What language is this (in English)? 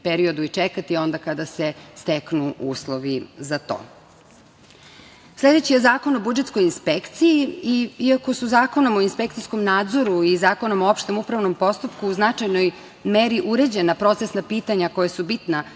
Serbian